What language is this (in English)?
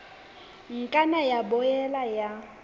Southern Sotho